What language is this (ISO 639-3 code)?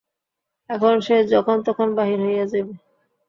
ben